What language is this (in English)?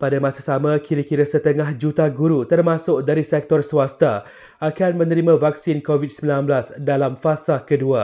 Malay